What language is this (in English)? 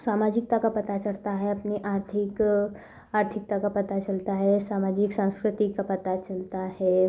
Hindi